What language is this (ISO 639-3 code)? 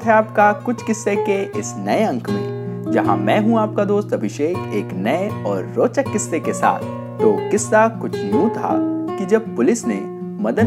hin